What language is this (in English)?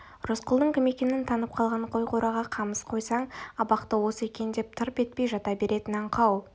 Kazakh